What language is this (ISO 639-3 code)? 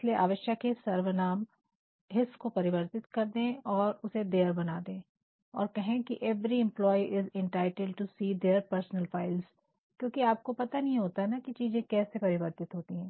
hin